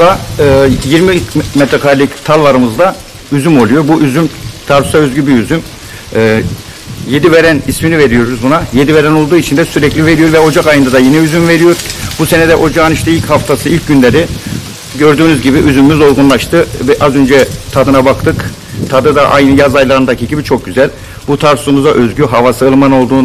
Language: Turkish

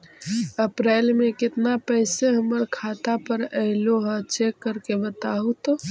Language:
Magahi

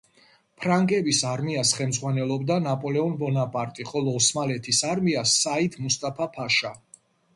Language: Georgian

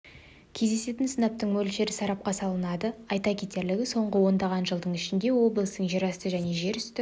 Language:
Kazakh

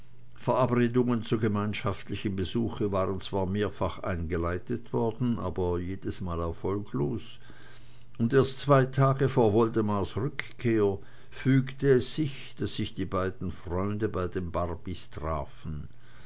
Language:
German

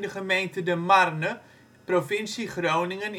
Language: Dutch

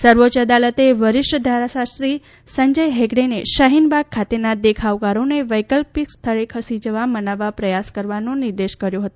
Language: Gujarati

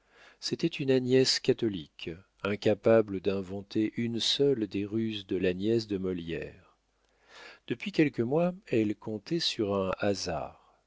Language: French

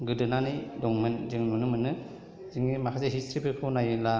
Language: Bodo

